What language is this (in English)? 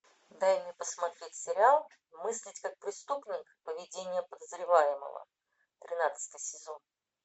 Russian